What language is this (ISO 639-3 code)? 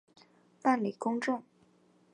zho